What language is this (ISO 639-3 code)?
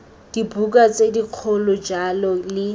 tsn